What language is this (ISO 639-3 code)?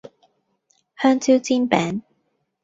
yue